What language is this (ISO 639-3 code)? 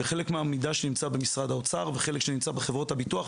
heb